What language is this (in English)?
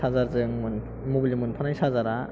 Bodo